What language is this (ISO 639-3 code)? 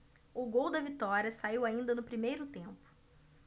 por